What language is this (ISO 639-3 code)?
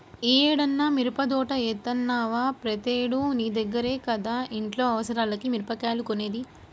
tel